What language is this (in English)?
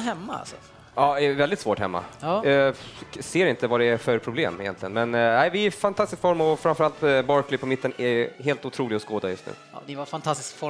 Swedish